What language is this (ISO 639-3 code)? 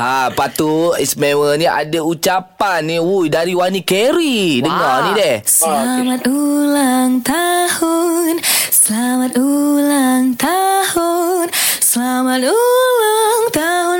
msa